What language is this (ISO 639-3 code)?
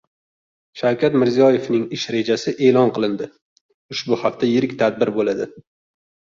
uzb